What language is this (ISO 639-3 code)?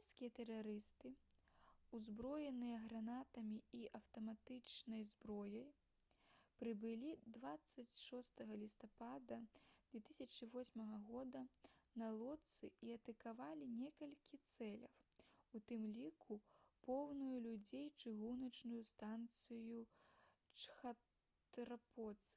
bel